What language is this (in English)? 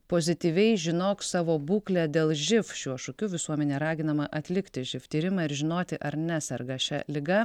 Lithuanian